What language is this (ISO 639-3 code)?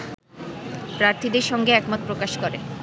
ben